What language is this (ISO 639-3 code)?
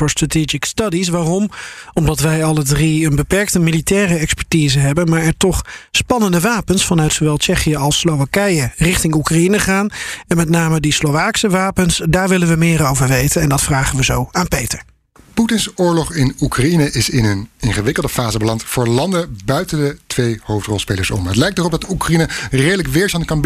nld